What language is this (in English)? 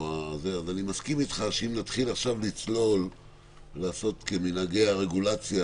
Hebrew